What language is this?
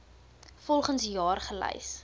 Afrikaans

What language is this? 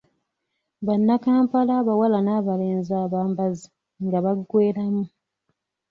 Ganda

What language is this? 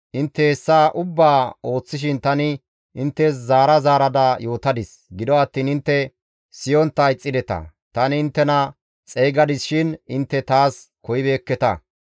Gamo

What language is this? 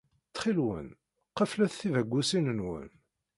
Kabyle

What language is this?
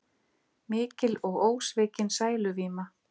Icelandic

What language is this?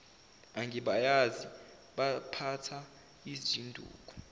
Zulu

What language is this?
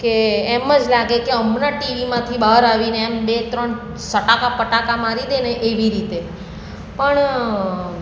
Gujarati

